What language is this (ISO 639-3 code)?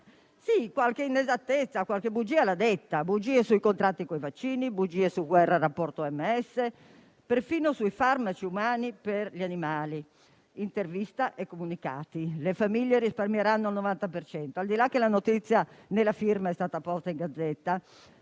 ita